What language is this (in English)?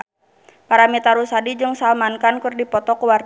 Sundanese